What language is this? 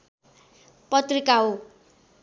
Nepali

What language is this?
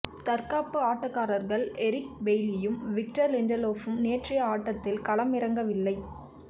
Tamil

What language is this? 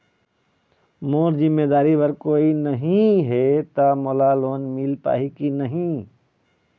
Chhattisgarhi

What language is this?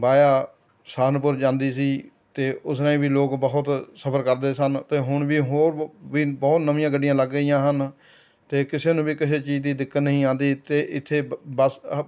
Punjabi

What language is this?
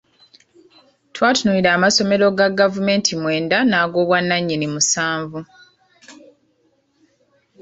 Ganda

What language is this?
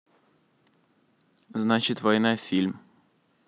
Russian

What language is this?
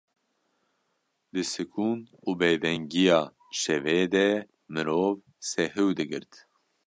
Kurdish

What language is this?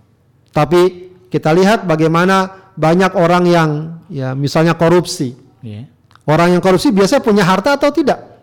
Indonesian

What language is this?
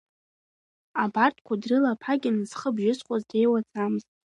Abkhazian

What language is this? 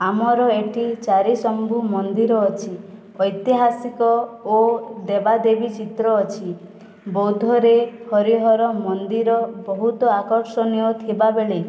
Odia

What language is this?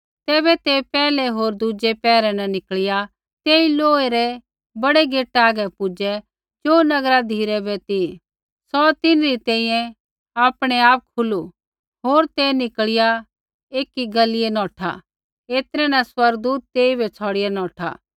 Kullu Pahari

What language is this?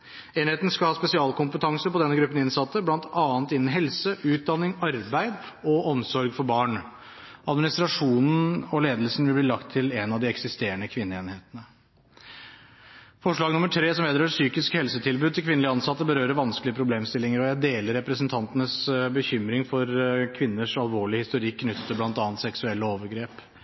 Norwegian Bokmål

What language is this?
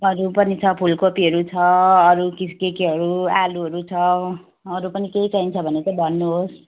Nepali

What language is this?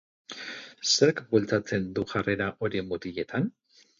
Basque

